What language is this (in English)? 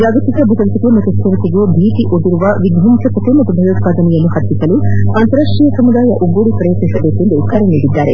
Kannada